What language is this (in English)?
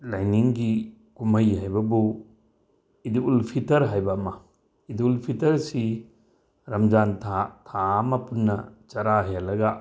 Manipuri